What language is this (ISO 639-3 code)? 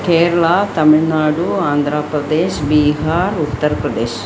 san